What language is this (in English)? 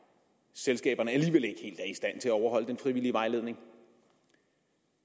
Danish